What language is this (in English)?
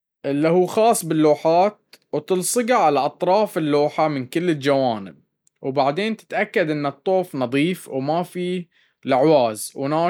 Baharna Arabic